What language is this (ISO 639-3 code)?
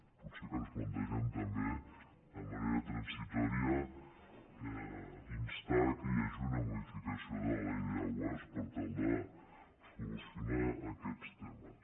cat